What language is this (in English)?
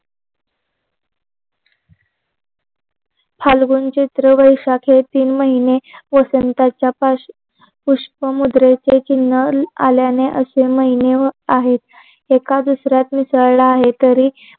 Marathi